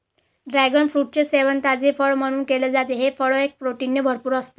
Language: Marathi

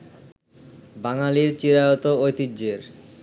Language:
Bangla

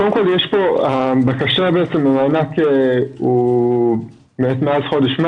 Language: Hebrew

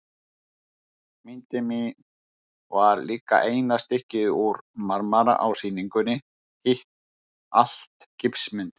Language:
Icelandic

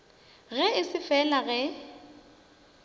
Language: Northern Sotho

